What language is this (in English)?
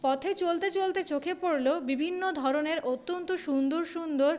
Bangla